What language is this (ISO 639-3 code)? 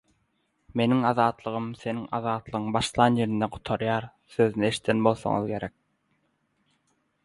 tuk